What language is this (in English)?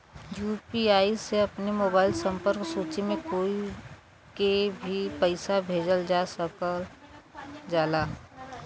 Bhojpuri